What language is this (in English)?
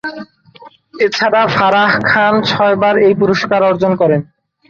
Bangla